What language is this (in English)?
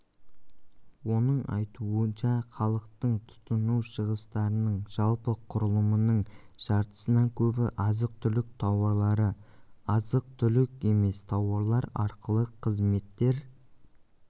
Kazakh